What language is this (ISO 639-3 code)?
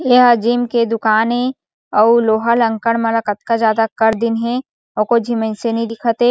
hne